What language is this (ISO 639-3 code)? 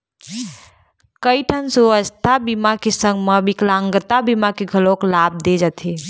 hne